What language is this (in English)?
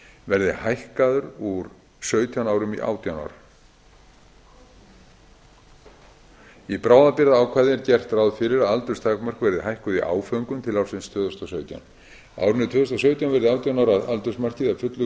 Icelandic